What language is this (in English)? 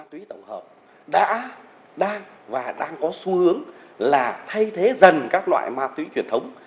Vietnamese